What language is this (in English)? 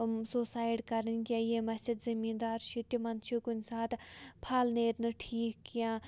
Kashmiri